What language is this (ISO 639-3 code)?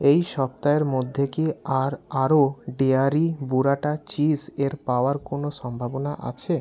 ben